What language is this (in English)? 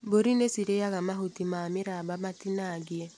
Kikuyu